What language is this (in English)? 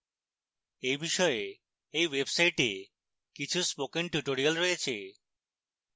Bangla